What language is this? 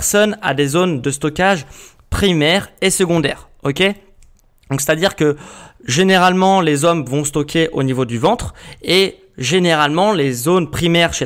French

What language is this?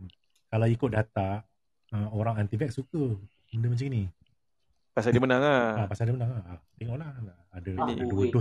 Malay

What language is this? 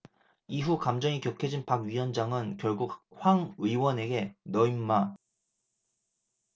Korean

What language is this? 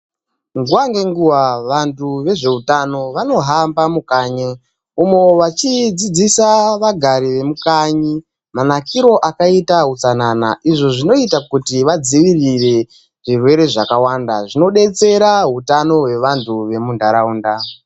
Ndau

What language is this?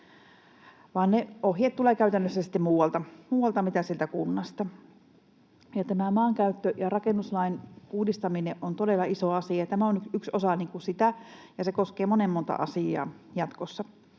Finnish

